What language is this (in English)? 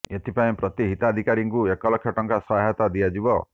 Odia